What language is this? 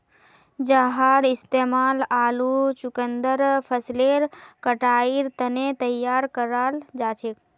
Magahi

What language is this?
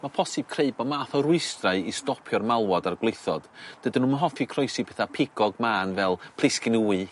Welsh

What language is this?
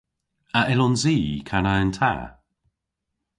Cornish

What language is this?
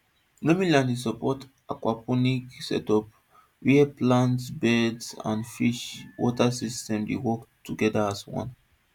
Nigerian Pidgin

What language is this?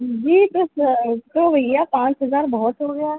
Urdu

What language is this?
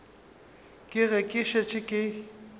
Northern Sotho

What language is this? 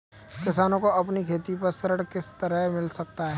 Hindi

